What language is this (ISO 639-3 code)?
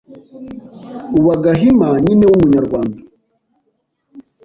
kin